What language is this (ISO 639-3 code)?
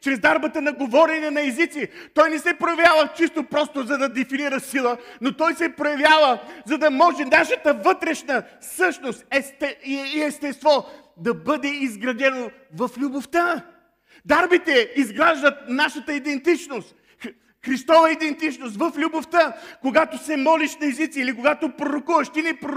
bul